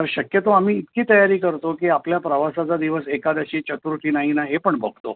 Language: Marathi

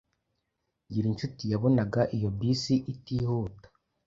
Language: Kinyarwanda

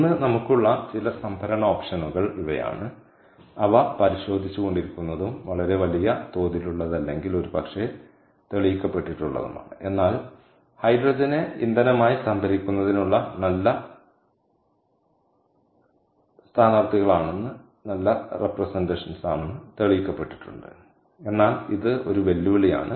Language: Malayalam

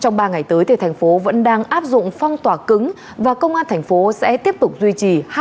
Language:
Vietnamese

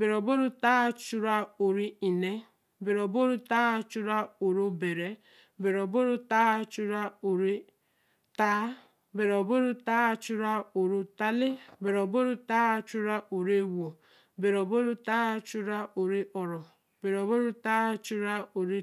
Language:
Eleme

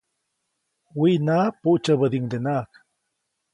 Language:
Copainalá Zoque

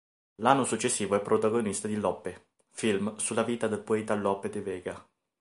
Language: Italian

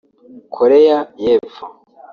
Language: Kinyarwanda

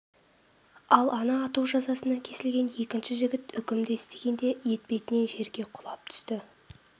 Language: Kazakh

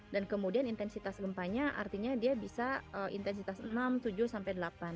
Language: Indonesian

